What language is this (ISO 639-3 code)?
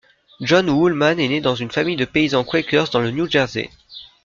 fra